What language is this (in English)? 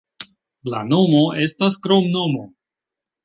Esperanto